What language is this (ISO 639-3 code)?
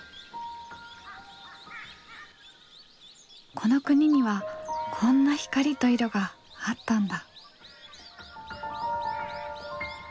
jpn